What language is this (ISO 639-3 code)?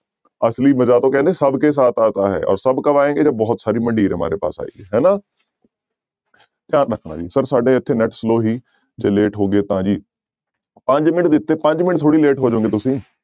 pan